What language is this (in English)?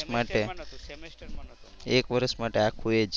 Gujarati